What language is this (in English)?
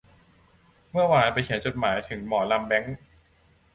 Thai